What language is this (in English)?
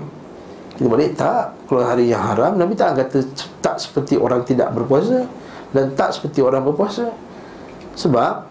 Malay